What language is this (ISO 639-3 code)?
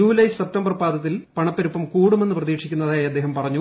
mal